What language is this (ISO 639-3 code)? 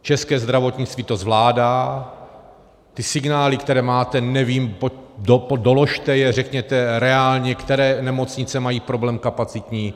ces